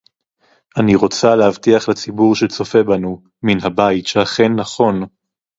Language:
Hebrew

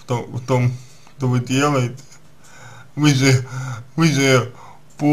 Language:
Russian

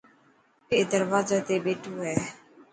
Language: Dhatki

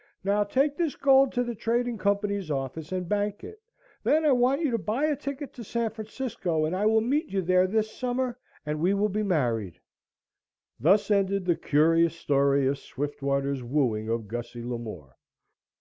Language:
English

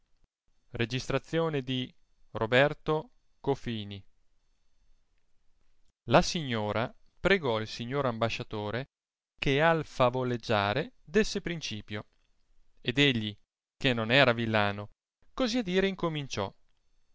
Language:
Italian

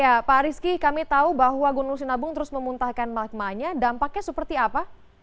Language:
Indonesian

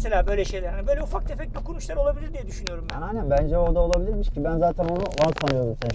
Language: Turkish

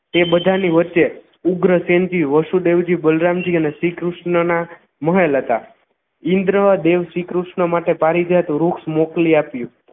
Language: Gujarati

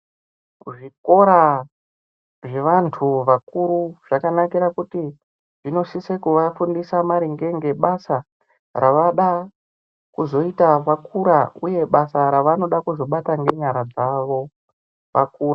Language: Ndau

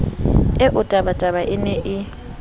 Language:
Southern Sotho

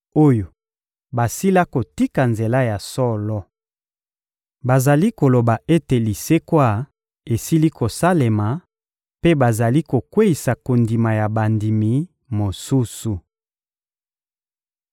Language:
Lingala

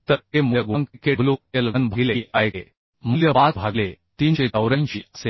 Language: Marathi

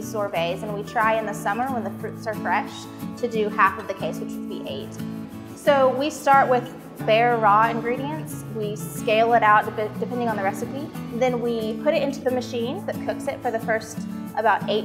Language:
English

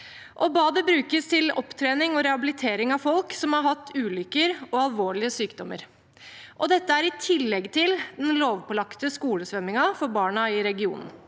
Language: Norwegian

